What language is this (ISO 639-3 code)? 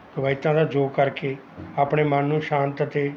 pan